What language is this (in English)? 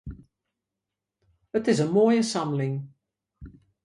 Western Frisian